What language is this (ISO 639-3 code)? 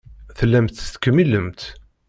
kab